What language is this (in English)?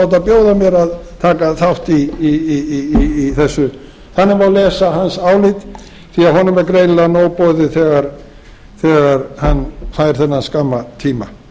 Icelandic